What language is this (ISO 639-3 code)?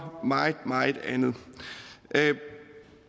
dan